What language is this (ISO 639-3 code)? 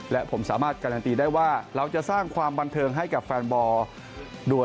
tha